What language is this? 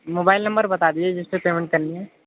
Urdu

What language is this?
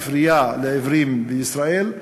Hebrew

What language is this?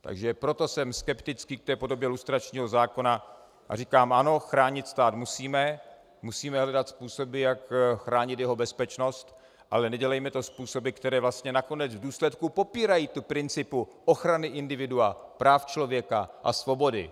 Czech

